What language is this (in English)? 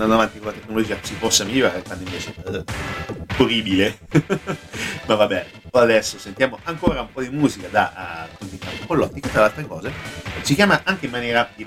Italian